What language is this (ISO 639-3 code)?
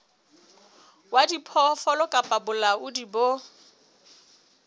sot